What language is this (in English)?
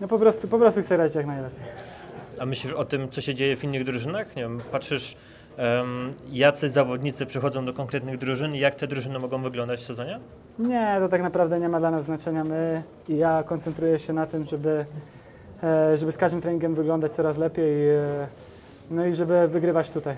Polish